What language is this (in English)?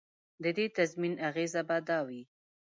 Pashto